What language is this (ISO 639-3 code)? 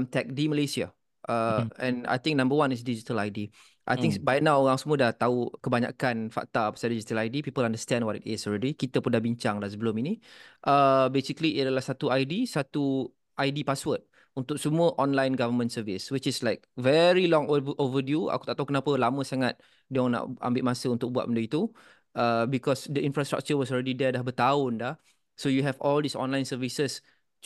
msa